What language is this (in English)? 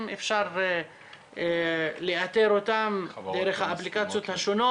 Hebrew